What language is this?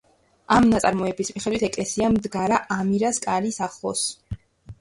Georgian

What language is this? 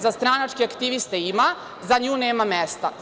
Serbian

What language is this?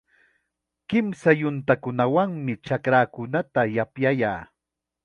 Chiquián Ancash Quechua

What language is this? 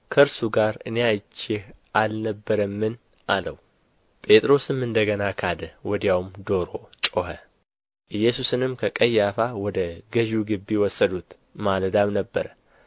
Amharic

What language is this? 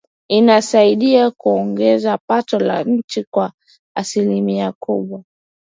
Swahili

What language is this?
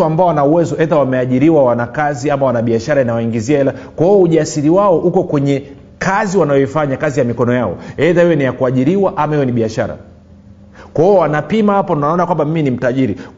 Swahili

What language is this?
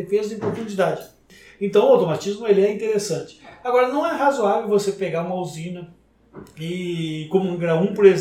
Portuguese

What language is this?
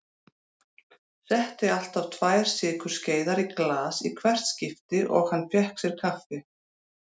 Icelandic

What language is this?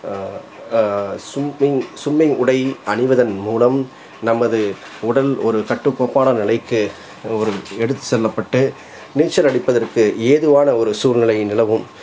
Tamil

